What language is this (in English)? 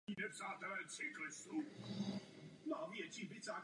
Czech